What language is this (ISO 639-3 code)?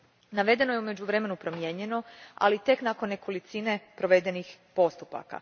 hrv